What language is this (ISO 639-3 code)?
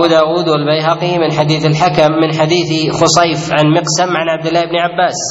ara